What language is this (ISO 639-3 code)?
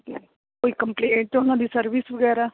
pan